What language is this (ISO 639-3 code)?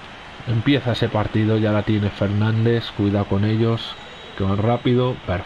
spa